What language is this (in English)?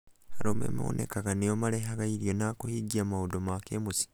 Kikuyu